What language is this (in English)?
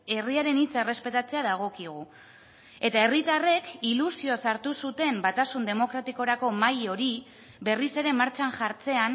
Basque